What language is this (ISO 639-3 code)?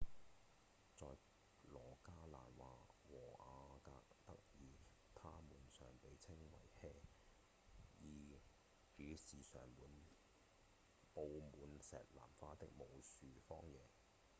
yue